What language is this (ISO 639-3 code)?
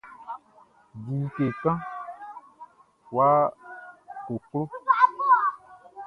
bci